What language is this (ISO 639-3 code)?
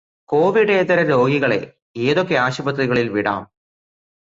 mal